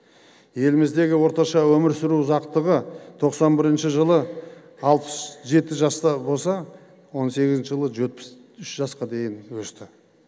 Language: Kazakh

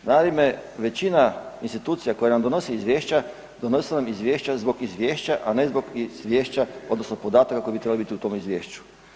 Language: Croatian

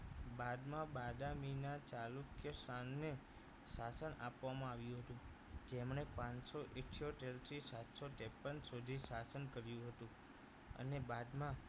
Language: Gujarati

